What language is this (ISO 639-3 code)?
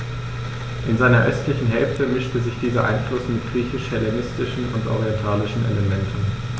deu